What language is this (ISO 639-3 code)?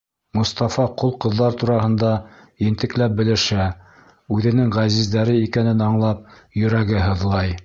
bak